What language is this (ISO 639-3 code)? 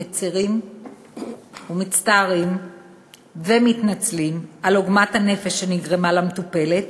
heb